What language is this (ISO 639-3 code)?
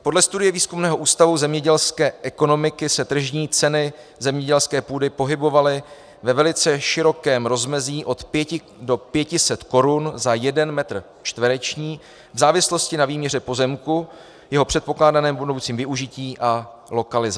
ces